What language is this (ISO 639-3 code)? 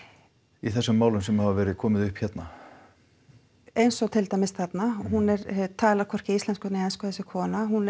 isl